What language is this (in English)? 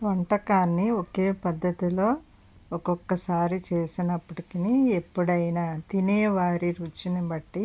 Telugu